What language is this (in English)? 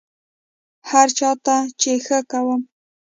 Pashto